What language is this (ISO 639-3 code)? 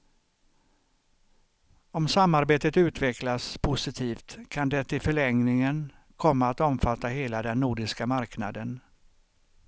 swe